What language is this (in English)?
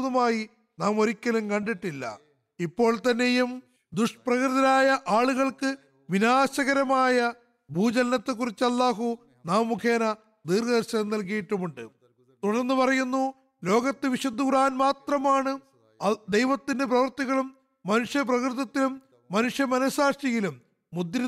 Malayalam